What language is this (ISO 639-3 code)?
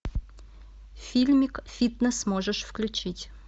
rus